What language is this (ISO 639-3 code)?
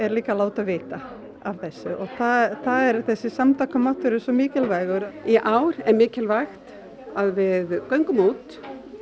isl